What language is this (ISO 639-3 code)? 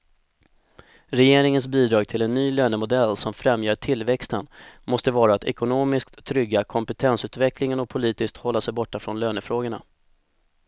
swe